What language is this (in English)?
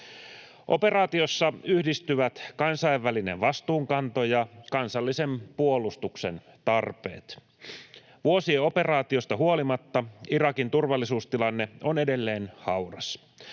Finnish